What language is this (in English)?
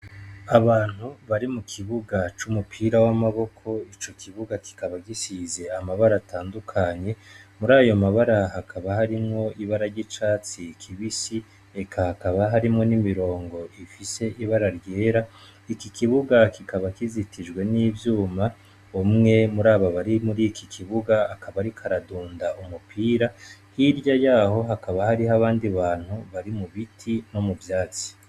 Rundi